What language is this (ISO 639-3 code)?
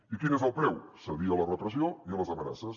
cat